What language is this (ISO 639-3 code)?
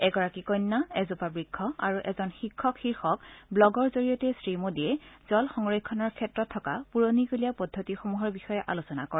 asm